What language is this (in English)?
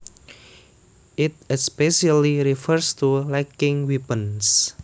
Javanese